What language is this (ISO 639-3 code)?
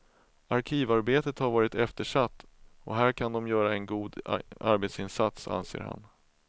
swe